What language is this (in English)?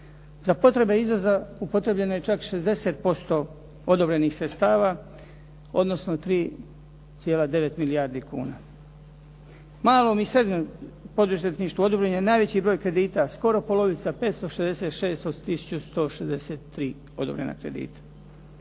Croatian